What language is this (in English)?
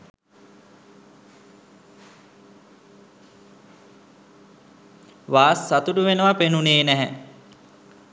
Sinhala